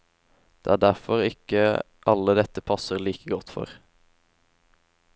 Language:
Norwegian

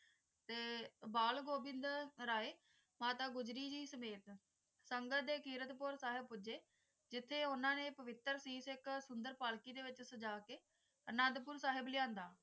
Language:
Punjabi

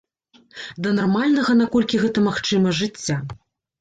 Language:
Belarusian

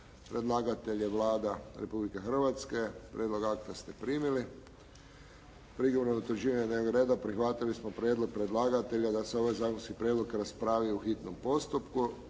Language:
Croatian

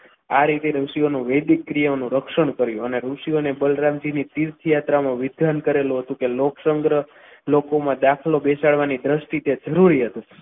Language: Gujarati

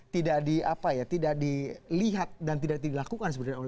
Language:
Indonesian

